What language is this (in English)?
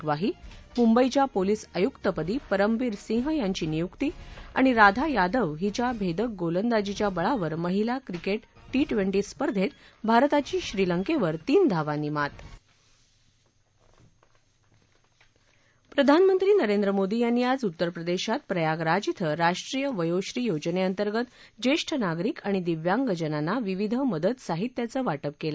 Marathi